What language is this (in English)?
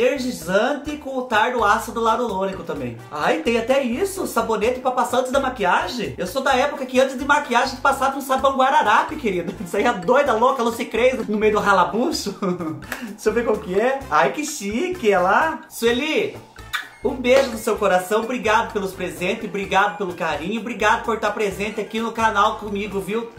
Portuguese